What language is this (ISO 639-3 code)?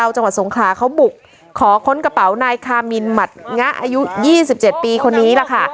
tha